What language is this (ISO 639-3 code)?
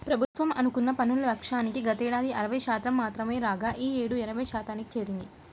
tel